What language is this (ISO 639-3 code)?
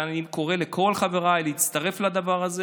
heb